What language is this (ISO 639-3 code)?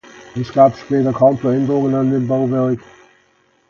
deu